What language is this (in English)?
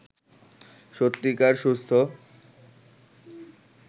Bangla